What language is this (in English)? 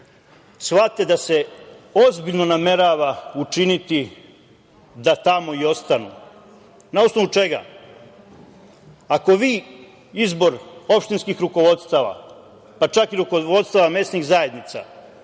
Serbian